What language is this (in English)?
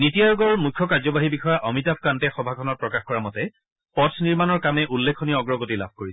Assamese